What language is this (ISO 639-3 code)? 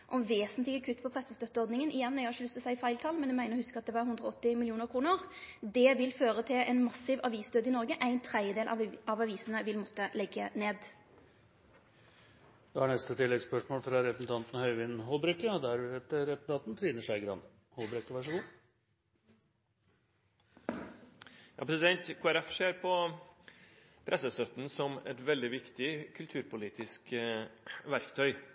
nor